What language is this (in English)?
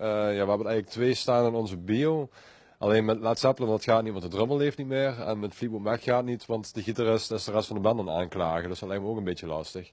Dutch